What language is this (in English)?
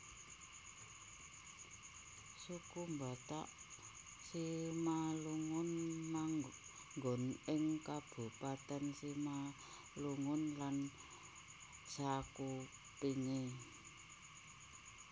Javanese